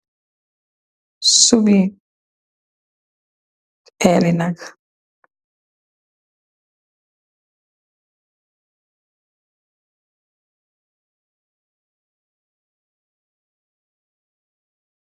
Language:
Wolof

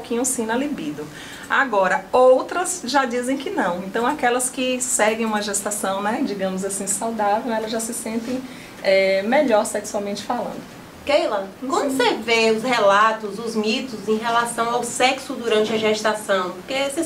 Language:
Portuguese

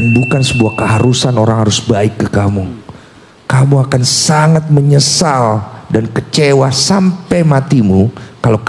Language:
Indonesian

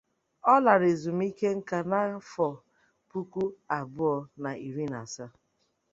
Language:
Igbo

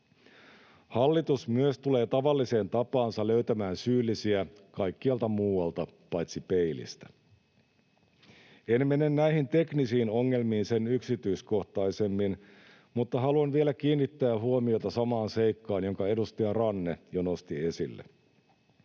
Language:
Finnish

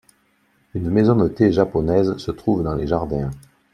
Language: French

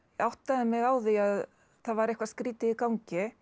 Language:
Icelandic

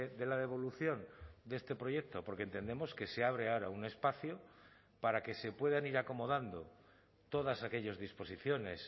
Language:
Spanish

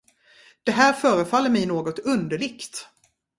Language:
Swedish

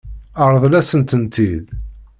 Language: Kabyle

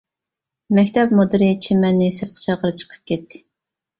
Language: Uyghur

